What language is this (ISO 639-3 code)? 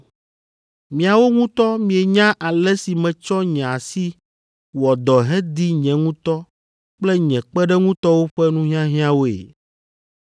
ewe